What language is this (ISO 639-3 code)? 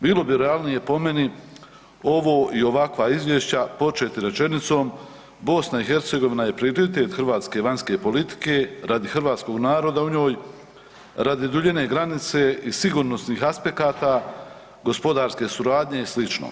hrv